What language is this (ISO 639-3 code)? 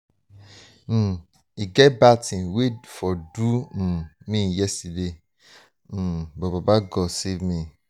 pcm